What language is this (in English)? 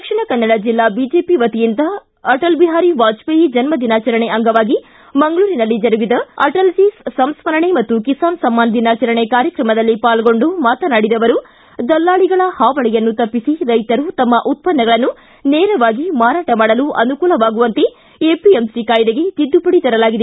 Kannada